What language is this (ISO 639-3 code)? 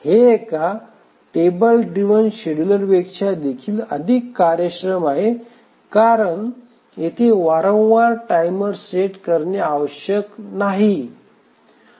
mar